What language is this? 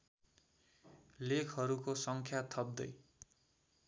Nepali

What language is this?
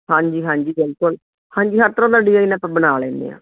Punjabi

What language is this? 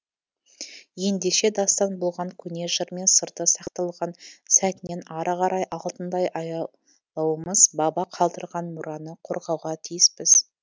Kazakh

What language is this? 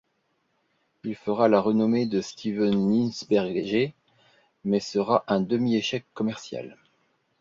French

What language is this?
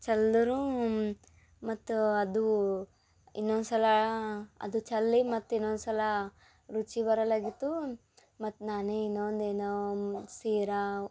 Kannada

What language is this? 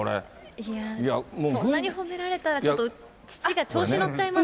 Japanese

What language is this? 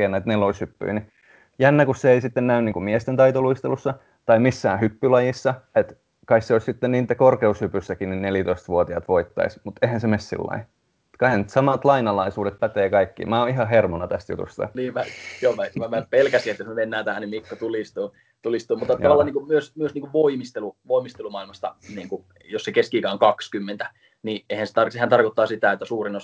Finnish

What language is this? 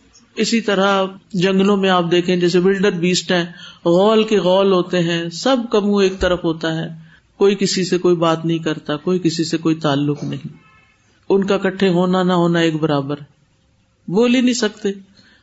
Urdu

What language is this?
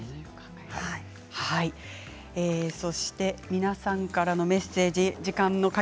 Japanese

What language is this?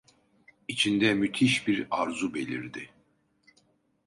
Turkish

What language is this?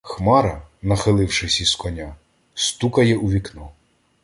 Ukrainian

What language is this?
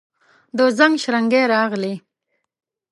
Pashto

